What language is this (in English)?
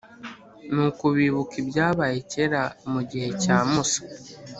Kinyarwanda